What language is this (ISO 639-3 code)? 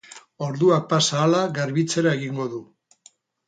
eus